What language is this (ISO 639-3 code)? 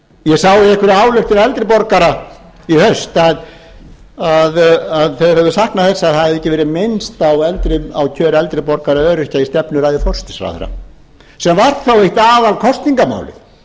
isl